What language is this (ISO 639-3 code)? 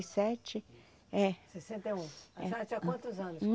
por